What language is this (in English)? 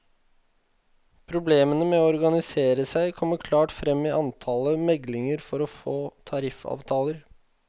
Norwegian